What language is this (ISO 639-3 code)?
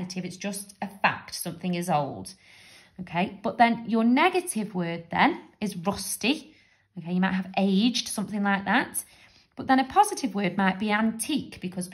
eng